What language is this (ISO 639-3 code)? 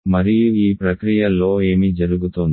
tel